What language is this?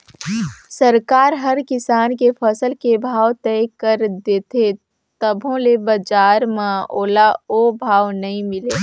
Chhattisgarhi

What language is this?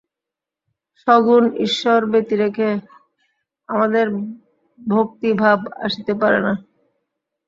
Bangla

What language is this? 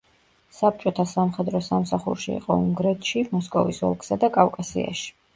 Georgian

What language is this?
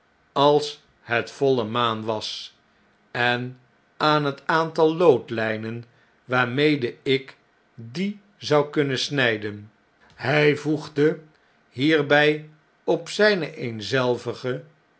Dutch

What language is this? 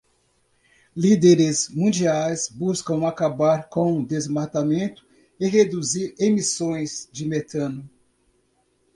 Portuguese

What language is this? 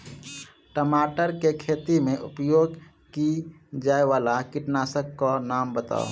Maithili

